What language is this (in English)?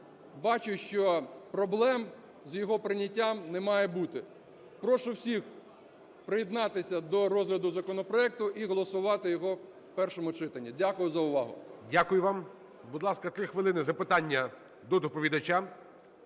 Ukrainian